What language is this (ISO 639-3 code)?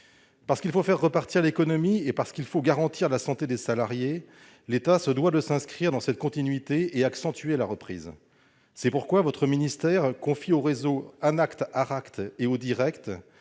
fra